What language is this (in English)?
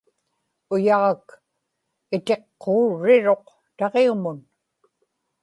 Inupiaq